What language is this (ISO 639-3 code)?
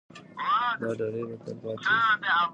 pus